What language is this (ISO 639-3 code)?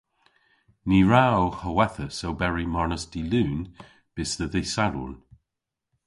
cor